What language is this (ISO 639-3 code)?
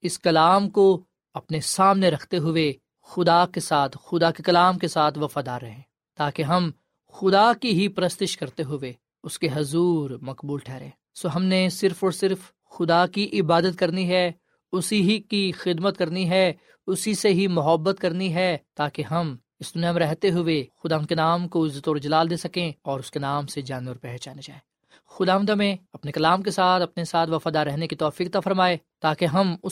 urd